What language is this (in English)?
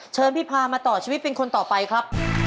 Thai